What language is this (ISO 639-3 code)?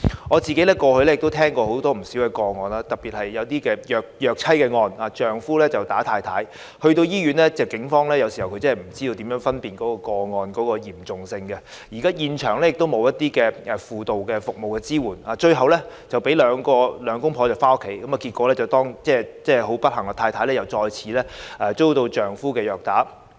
yue